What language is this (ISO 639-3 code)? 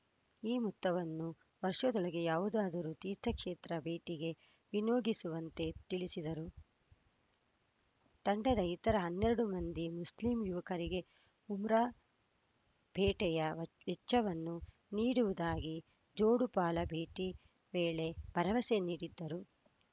kan